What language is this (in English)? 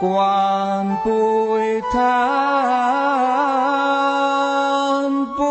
Thai